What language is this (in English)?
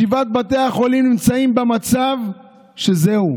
Hebrew